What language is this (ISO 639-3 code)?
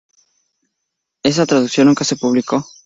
spa